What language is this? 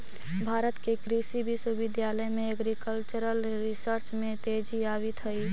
Magahi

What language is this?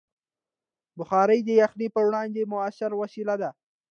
Pashto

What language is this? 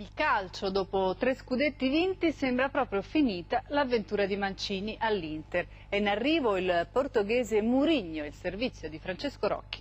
Italian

